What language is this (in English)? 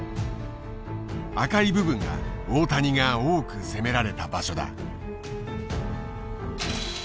Japanese